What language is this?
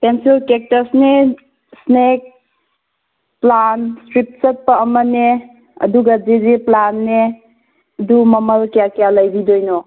Manipuri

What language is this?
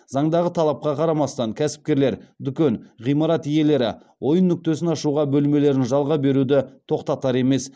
Kazakh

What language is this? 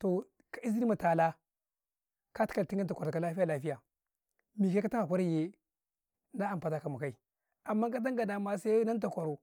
Karekare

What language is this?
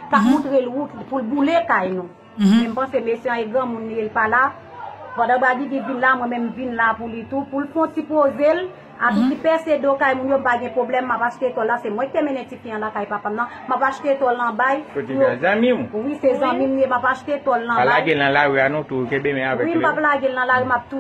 French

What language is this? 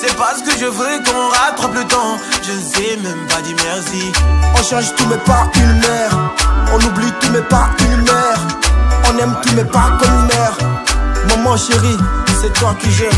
French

